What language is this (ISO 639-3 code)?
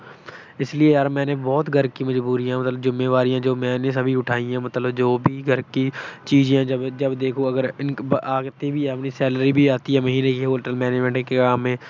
pan